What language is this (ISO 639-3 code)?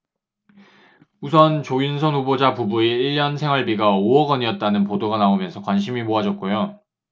kor